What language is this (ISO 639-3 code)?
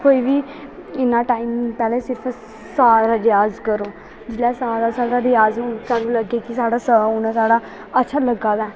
doi